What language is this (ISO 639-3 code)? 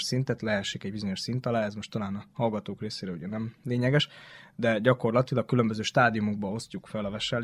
hun